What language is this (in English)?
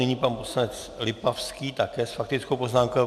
Czech